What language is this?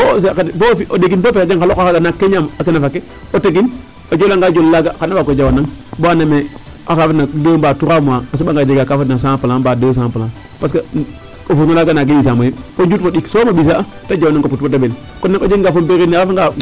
Serer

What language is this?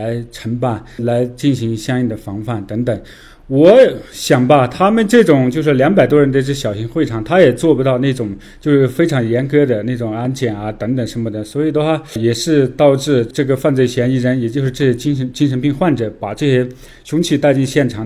Chinese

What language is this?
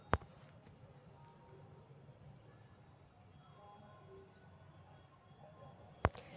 Magahi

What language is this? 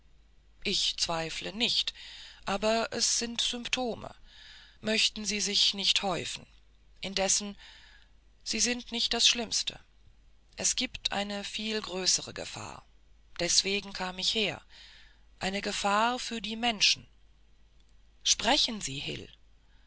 German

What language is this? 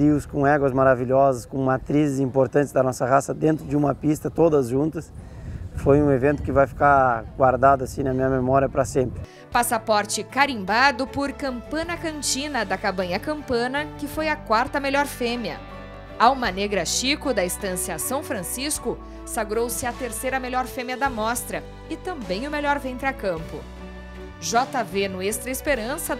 Portuguese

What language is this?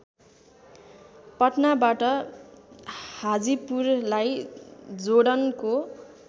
Nepali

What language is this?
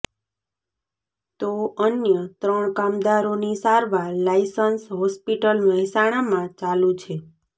Gujarati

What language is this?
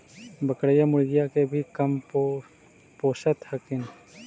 Magahi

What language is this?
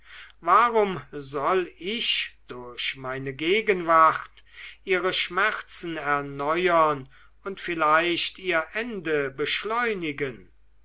German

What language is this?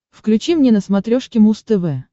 Russian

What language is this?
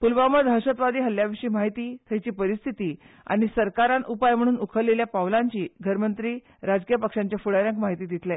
Konkani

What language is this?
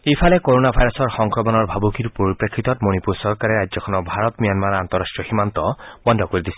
Assamese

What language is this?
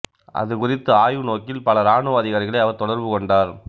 Tamil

